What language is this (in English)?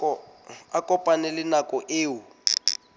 Southern Sotho